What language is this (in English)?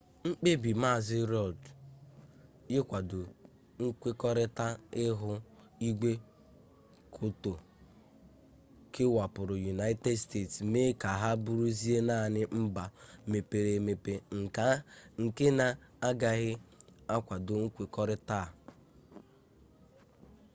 Igbo